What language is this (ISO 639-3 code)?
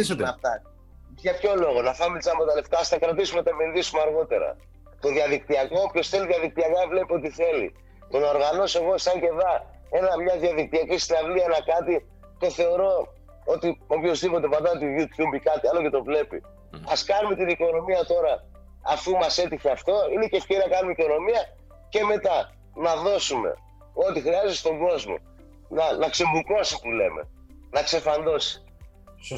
ell